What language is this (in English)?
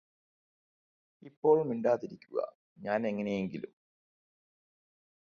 Malayalam